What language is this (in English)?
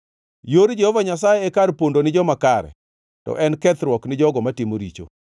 Luo (Kenya and Tanzania)